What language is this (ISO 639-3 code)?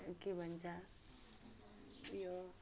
nep